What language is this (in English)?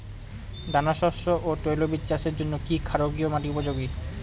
Bangla